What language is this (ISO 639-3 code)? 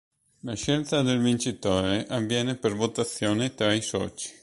ita